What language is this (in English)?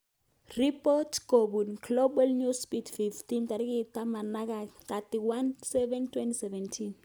Kalenjin